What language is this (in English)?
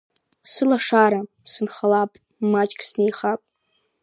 Abkhazian